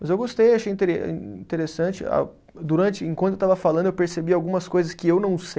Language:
Portuguese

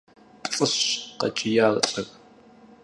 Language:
Kabardian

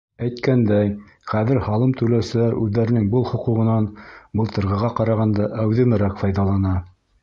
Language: Bashkir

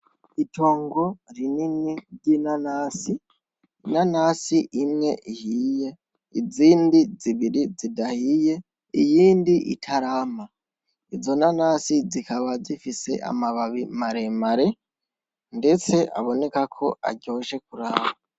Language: Rundi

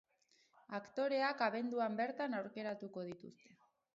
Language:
Basque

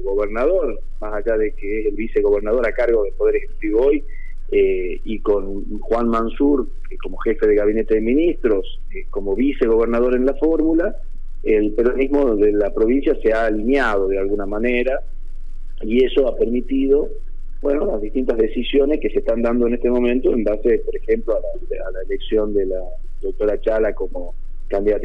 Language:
Spanish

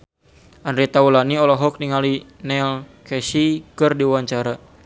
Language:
Sundanese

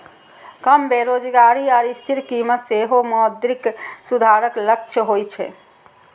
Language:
Maithili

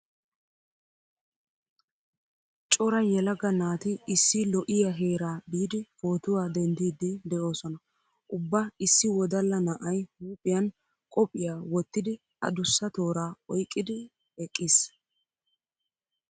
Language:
Wolaytta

